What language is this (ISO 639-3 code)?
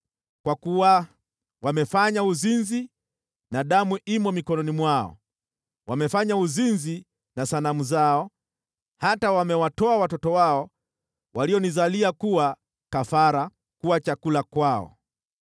swa